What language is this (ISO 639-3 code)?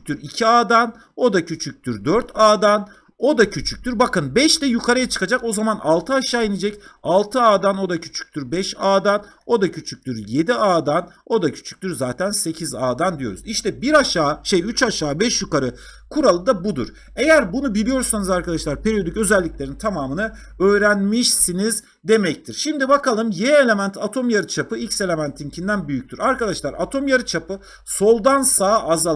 tur